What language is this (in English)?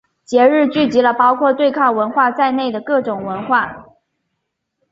Chinese